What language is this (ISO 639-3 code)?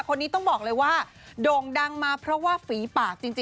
tha